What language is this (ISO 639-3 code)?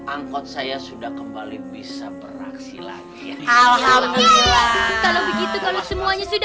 ind